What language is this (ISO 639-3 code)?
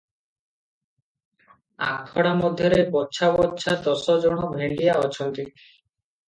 ori